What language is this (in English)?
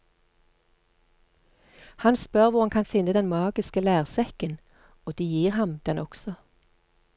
Norwegian